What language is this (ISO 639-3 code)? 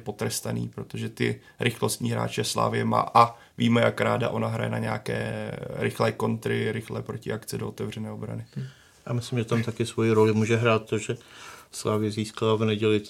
ces